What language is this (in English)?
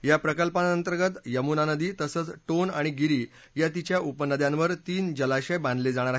Marathi